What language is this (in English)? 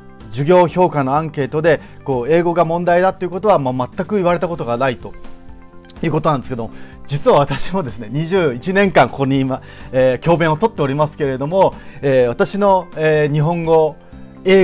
Japanese